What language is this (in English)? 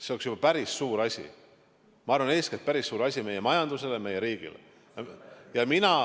Estonian